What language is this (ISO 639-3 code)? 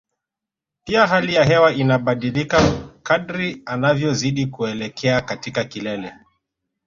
swa